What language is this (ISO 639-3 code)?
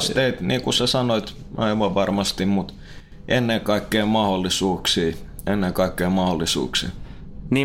fin